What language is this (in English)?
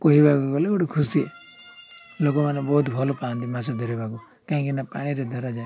Odia